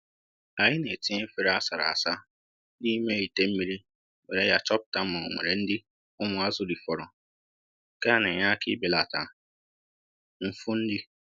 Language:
Igbo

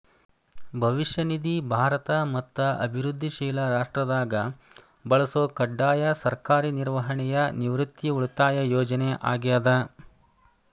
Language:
Kannada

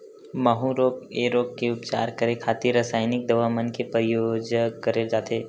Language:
Chhattisgarhi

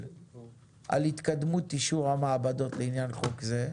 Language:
Hebrew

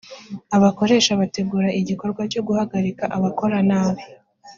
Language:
Kinyarwanda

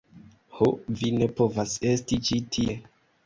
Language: Esperanto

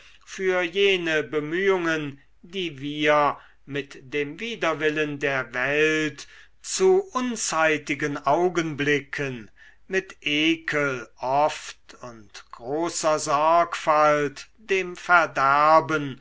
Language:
German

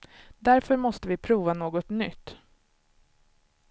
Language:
Swedish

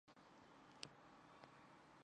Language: Chinese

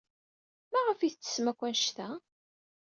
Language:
Kabyle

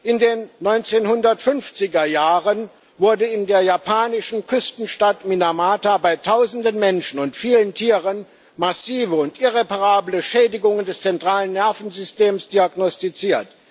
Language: German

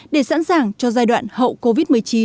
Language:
Vietnamese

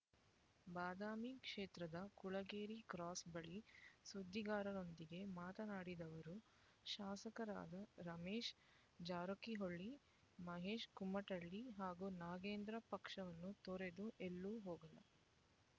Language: Kannada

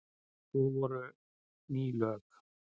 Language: Icelandic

